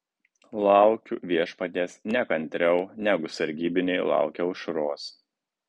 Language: Lithuanian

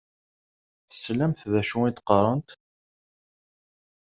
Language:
Kabyle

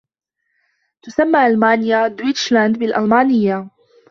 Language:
Arabic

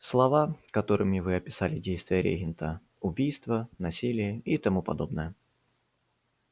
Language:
Russian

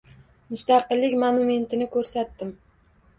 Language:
Uzbek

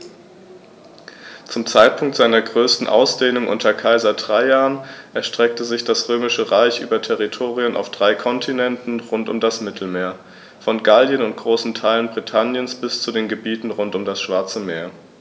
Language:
German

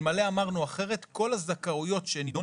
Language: Hebrew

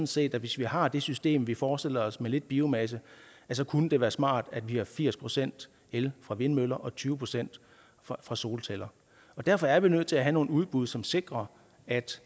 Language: Danish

